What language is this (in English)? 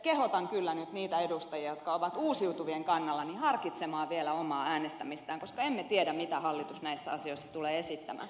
Finnish